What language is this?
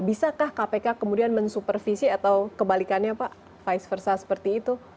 Indonesian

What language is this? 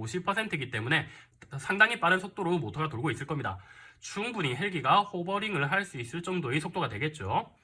Korean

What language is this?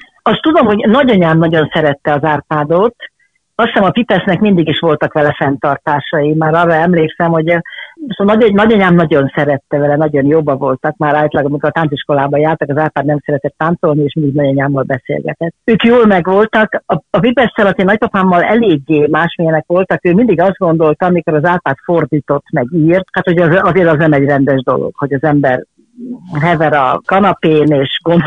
Hungarian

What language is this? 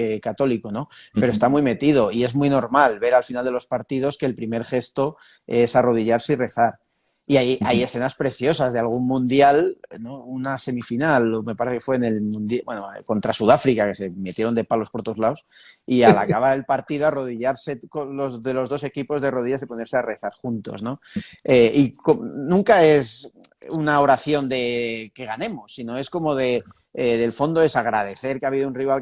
Spanish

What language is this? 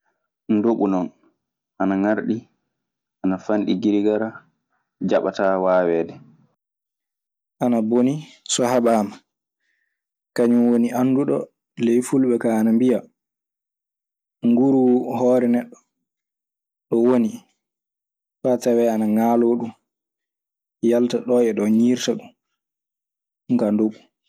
Maasina Fulfulde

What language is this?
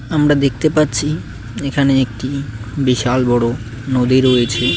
Bangla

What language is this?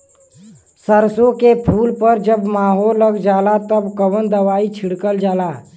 Bhojpuri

